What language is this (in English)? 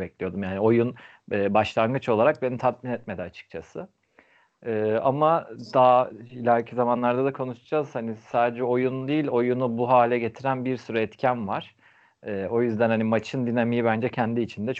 Turkish